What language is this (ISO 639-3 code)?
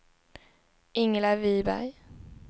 swe